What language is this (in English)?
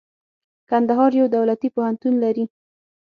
Pashto